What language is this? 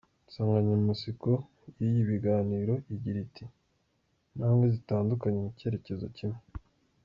Kinyarwanda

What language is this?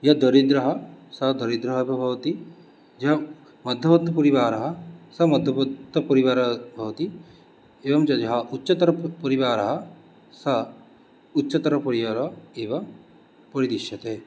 Sanskrit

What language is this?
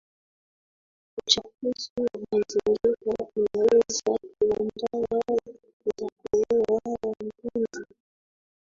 Swahili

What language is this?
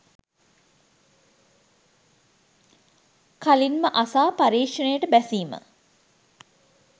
Sinhala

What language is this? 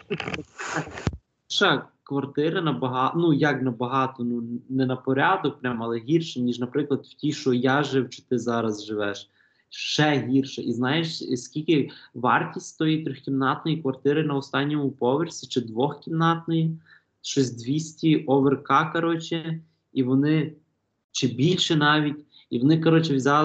Ukrainian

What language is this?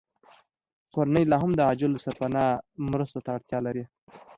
Pashto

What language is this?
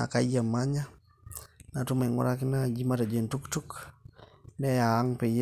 Masai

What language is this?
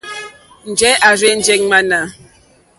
Mokpwe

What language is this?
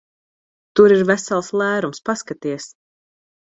Latvian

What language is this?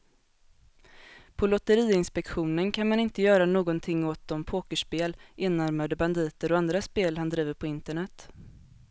Swedish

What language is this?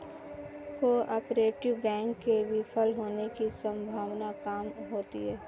Hindi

